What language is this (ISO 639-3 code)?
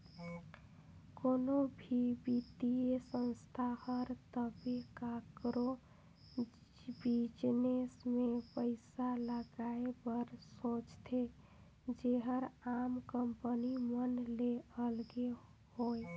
hne